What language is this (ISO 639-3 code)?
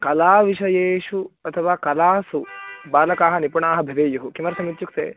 san